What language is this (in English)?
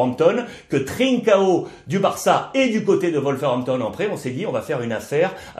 French